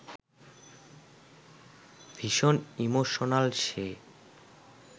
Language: Bangla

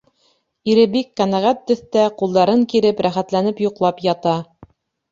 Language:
Bashkir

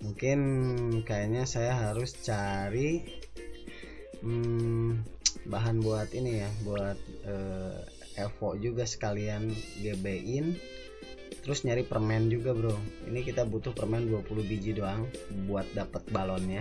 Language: Indonesian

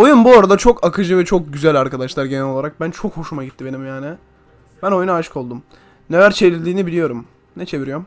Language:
Turkish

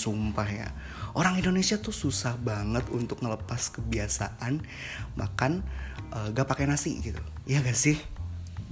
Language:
Indonesian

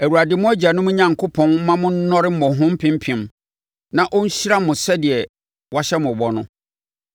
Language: Akan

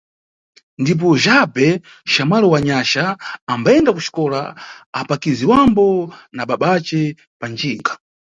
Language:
Nyungwe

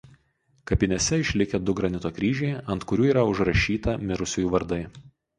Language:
Lithuanian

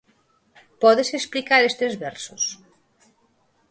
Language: Galician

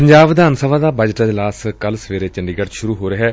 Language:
Punjabi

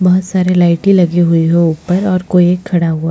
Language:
Hindi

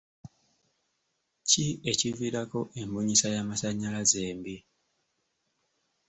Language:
Ganda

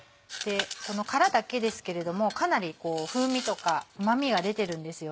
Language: Japanese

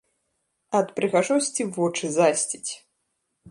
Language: Belarusian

